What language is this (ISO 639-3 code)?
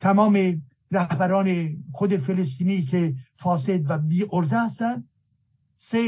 fas